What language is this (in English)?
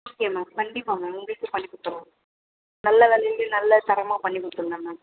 Tamil